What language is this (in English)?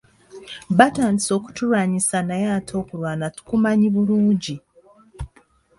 Ganda